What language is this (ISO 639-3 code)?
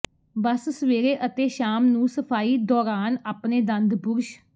pan